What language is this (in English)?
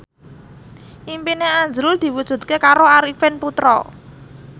Javanese